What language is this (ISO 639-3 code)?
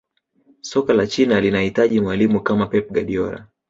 swa